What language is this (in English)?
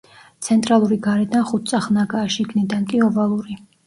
Georgian